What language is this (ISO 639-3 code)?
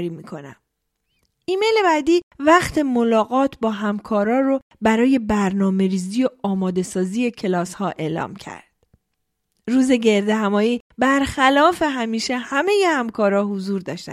fas